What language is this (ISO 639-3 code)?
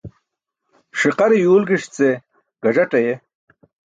bsk